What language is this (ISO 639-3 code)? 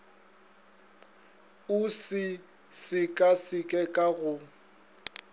nso